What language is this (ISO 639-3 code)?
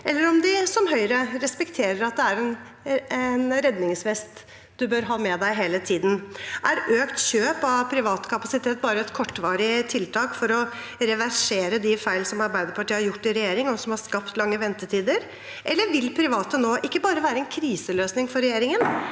nor